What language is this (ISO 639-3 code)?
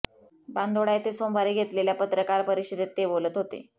mar